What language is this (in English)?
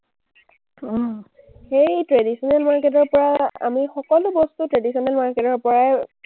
Assamese